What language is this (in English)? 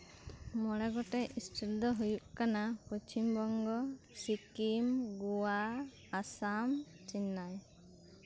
Santali